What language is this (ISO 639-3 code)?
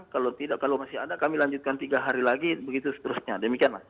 ind